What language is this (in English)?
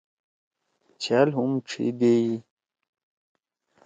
Torwali